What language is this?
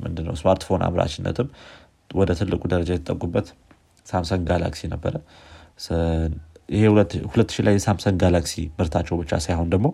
Amharic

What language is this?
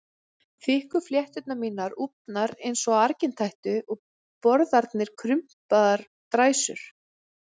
Icelandic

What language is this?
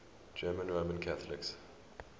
English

